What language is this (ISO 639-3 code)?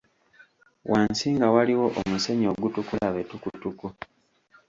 lug